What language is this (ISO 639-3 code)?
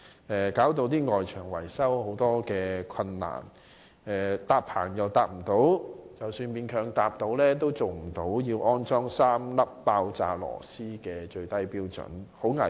yue